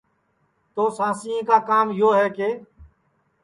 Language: Sansi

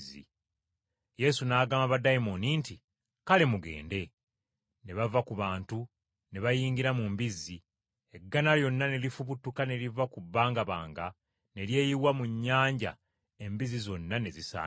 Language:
Ganda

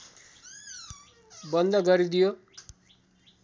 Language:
Nepali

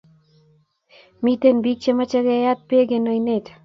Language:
Kalenjin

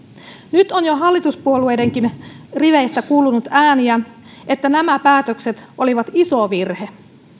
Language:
Finnish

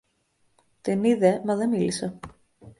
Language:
Greek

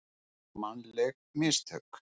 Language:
Icelandic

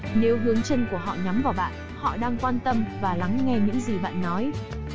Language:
Vietnamese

